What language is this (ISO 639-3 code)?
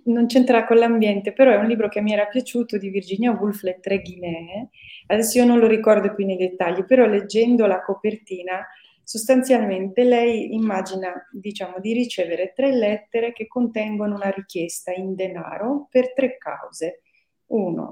ita